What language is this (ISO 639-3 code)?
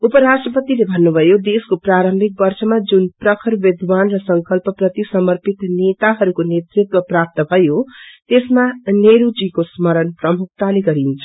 nep